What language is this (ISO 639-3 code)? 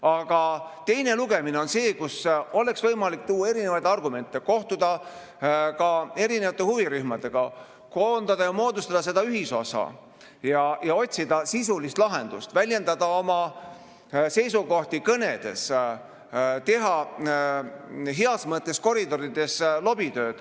est